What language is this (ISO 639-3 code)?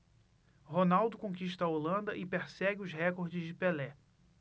por